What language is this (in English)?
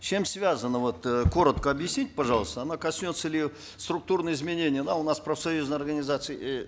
Kazakh